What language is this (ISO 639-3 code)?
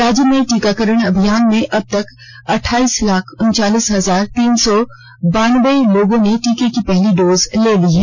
hin